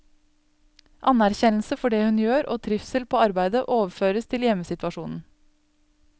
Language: Norwegian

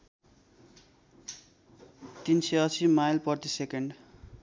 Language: Nepali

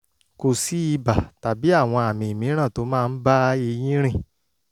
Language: Yoruba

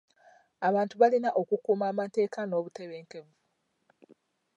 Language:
Ganda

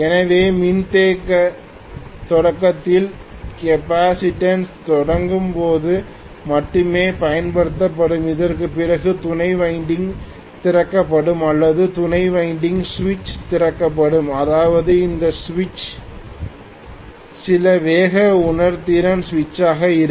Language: Tamil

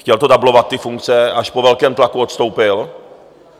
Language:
Czech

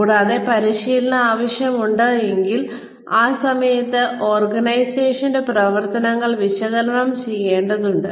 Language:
Malayalam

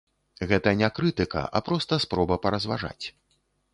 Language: Belarusian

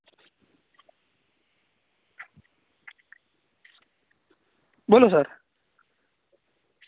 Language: Gujarati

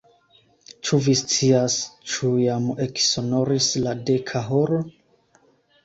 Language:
Esperanto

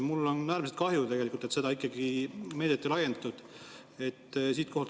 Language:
Estonian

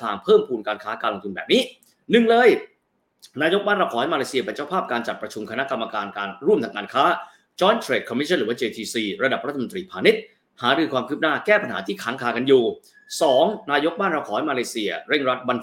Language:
Thai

